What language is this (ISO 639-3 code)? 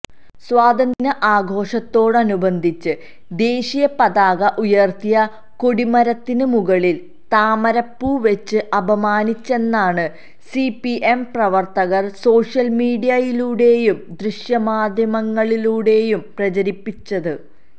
mal